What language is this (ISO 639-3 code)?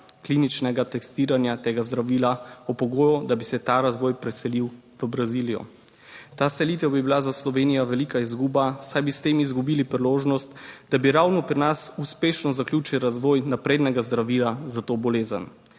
slv